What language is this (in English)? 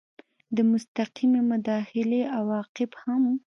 Pashto